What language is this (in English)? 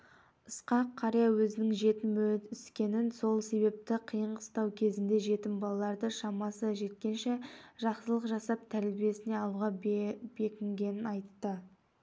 Kazakh